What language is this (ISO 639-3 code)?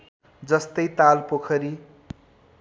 nep